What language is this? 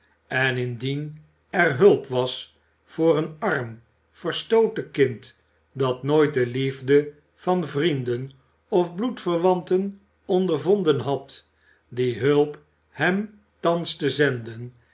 Dutch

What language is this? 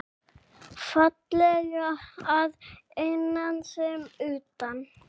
Icelandic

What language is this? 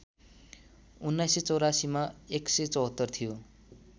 Nepali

